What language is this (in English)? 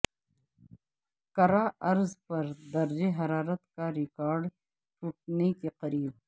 Urdu